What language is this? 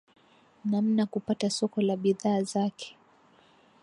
Swahili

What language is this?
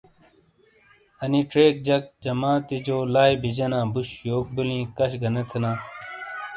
Shina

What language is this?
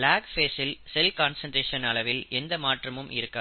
Tamil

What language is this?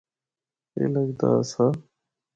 Northern Hindko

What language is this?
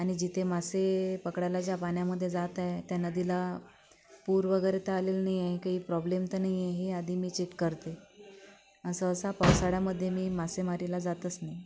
Marathi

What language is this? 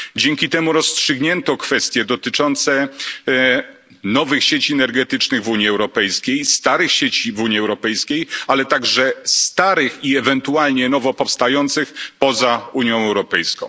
Polish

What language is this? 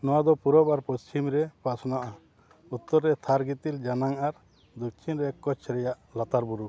Santali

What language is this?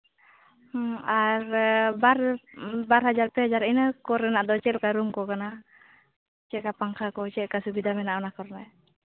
Santali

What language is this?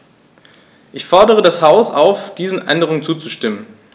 German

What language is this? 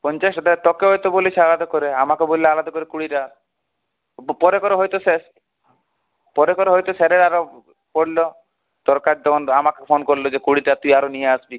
Bangla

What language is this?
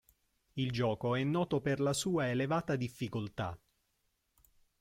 Italian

